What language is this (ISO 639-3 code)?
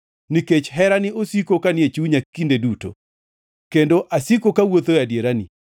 luo